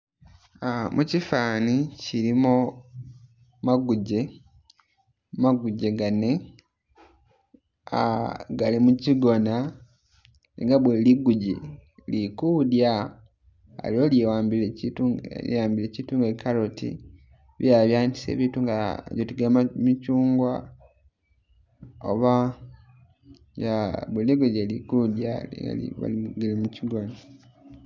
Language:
Masaaba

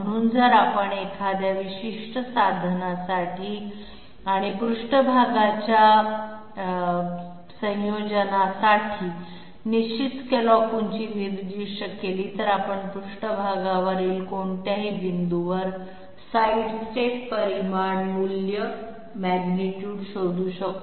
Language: Marathi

